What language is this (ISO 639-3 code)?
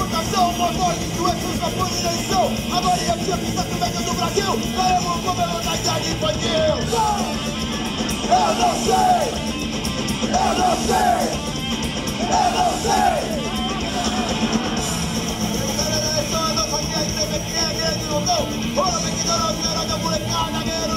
por